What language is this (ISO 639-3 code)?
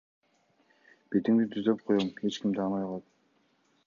kir